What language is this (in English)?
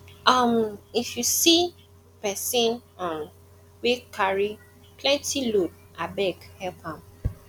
Nigerian Pidgin